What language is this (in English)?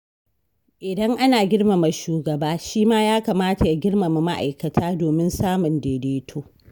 Hausa